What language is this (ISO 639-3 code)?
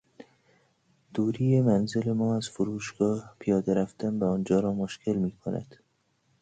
fas